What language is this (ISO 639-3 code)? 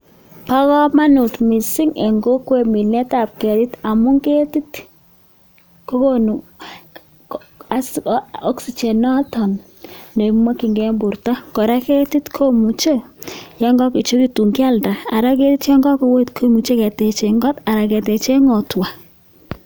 kln